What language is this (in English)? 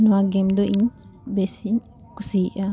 Santali